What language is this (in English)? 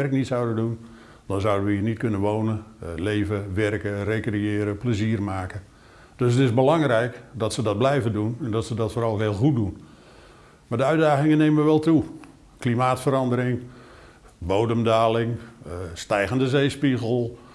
Dutch